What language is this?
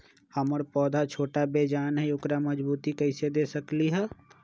Magahi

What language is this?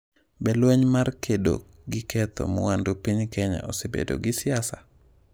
Luo (Kenya and Tanzania)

